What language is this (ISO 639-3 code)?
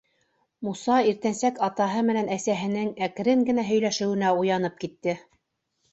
bak